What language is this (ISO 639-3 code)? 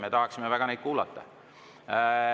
est